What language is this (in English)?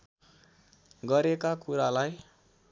Nepali